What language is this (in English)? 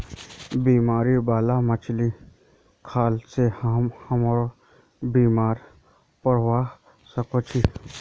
Magahi